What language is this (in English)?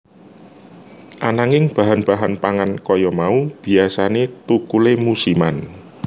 Javanese